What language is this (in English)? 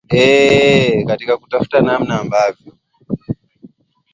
Swahili